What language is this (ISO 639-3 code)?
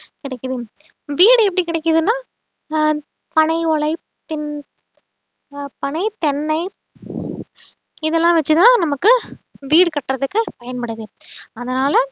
tam